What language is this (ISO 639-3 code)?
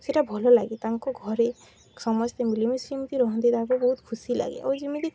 ori